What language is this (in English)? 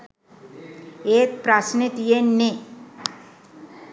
Sinhala